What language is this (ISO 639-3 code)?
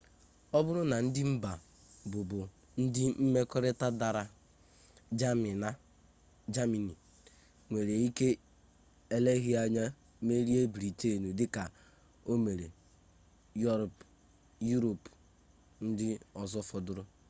ibo